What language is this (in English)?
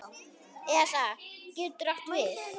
Icelandic